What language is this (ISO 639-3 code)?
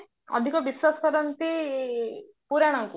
ori